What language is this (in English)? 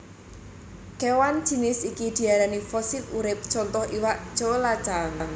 Javanese